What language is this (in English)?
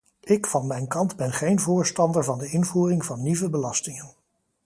Dutch